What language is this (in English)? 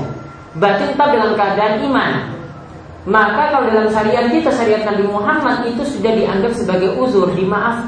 Indonesian